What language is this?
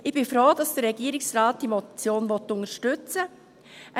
Swiss German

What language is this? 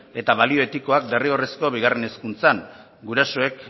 Basque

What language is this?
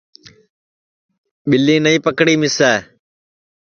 Sansi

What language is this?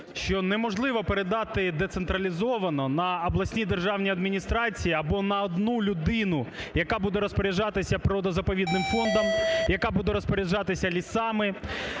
Ukrainian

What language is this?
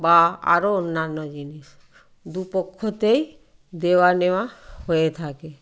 Bangla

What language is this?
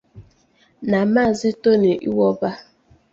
Igbo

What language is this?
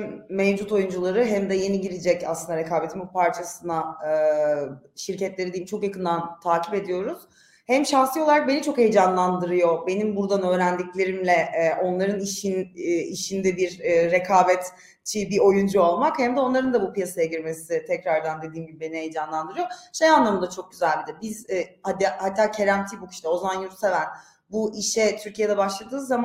Turkish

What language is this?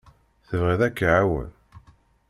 Kabyle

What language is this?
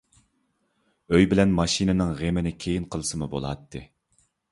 Uyghur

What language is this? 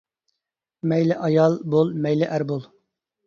Uyghur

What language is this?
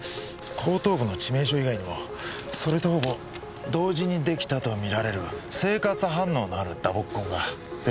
Japanese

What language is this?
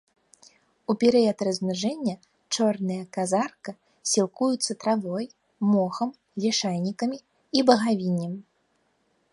Belarusian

